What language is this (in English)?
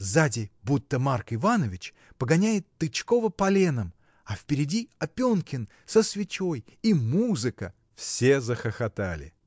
Russian